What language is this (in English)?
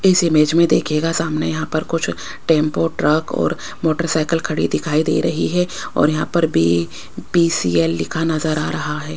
Hindi